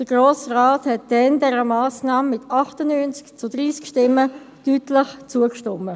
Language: Swiss German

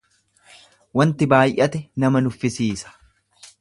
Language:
Oromo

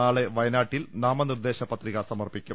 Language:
Malayalam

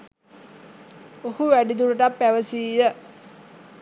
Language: Sinhala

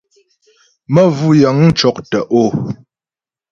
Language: Ghomala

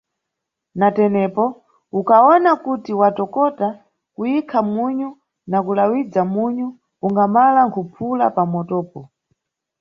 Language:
Nyungwe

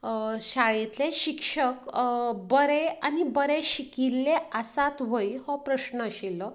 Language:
Konkani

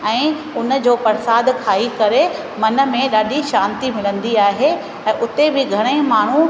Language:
Sindhi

